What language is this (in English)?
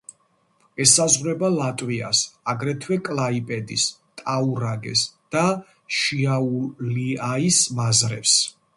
Georgian